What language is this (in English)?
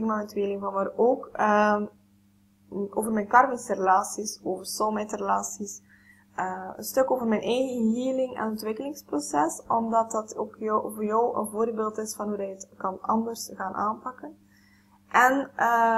Dutch